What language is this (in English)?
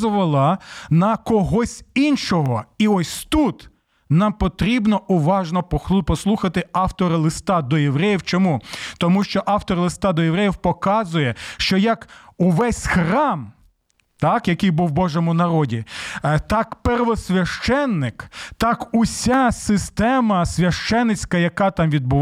Ukrainian